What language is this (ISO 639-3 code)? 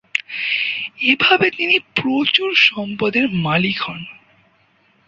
ben